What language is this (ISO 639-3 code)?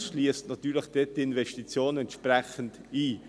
gsw